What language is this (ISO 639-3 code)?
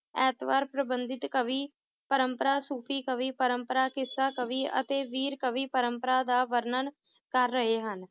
pan